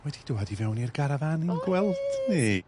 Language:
Welsh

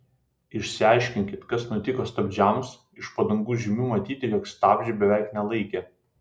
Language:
Lithuanian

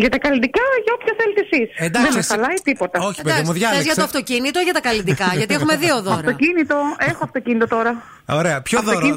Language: Greek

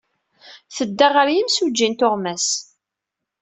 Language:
Kabyle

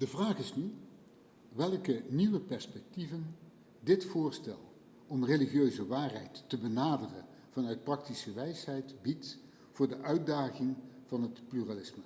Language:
Dutch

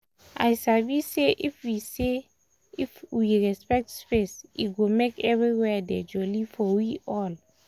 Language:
Nigerian Pidgin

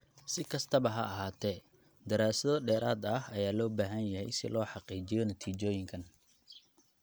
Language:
Somali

